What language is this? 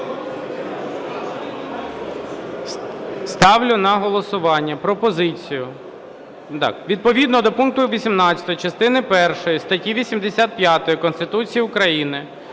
Ukrainian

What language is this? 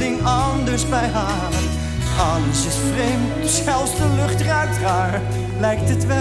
Dutch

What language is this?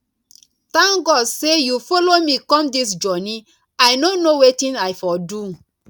Nigerian Pidgin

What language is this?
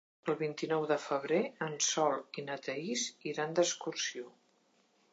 Catalan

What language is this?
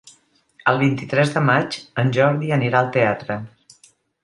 Catalan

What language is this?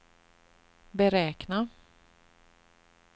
Swedish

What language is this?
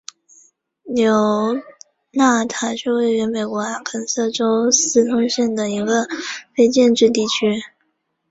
Chinese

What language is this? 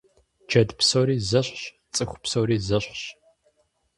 Kabardian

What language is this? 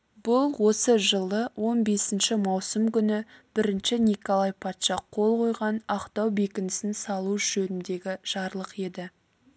Kazakh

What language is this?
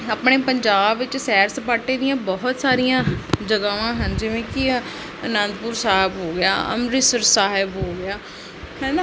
Punjabi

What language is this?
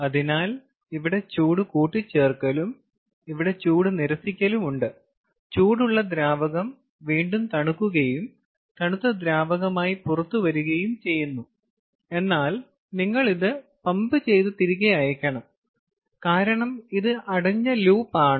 Malayalam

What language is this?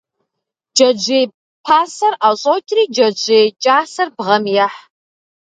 Kabardian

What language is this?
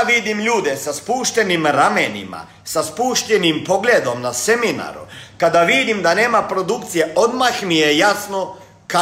Croatian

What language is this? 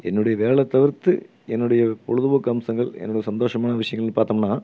Tamil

